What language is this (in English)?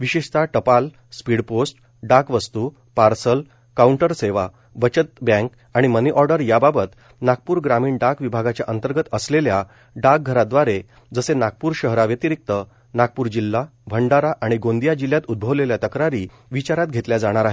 Marathi